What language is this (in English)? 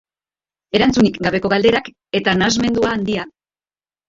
Basque